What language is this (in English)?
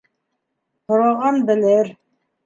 Bashkir